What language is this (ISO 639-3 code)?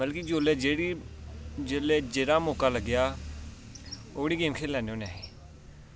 doi